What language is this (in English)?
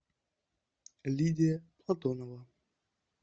Russian